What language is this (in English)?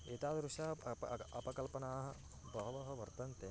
Sanskrit